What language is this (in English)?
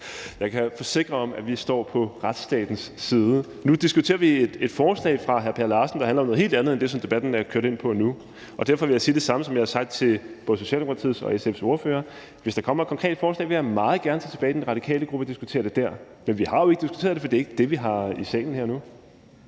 Danish